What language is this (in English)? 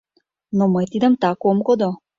Mari